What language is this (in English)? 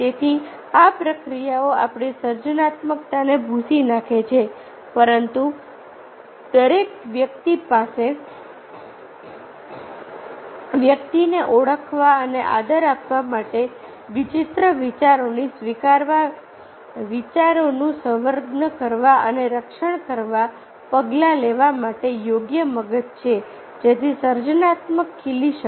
Gujarati